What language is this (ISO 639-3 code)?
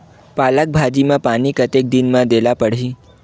hne